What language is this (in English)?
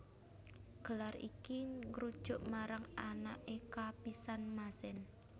Javanese